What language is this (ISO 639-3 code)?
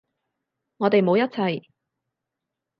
yue